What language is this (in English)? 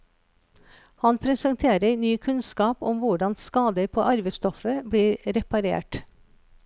Norwegian